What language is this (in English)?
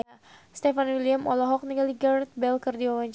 Sundanese